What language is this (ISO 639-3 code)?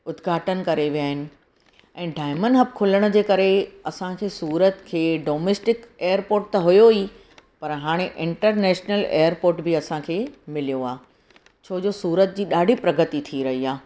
snd